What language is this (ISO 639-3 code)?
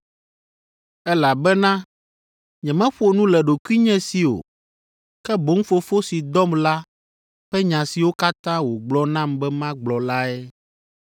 ewe